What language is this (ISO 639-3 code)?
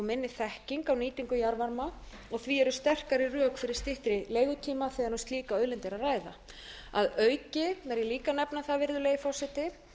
isl